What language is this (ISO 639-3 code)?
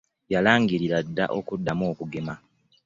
lug